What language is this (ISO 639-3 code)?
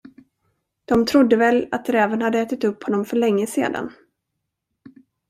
swe